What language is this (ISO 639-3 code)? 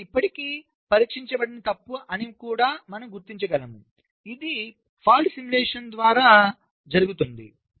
tel